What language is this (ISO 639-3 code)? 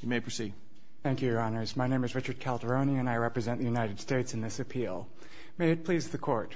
eng